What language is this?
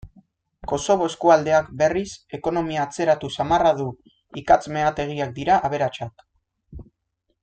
Basque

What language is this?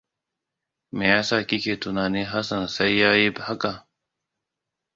Hausa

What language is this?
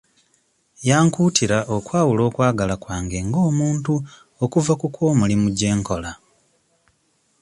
Ganda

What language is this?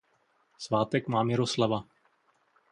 Czech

